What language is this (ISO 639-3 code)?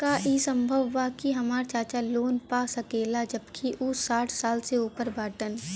bho